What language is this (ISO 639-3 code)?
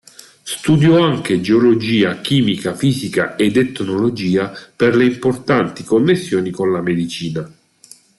ita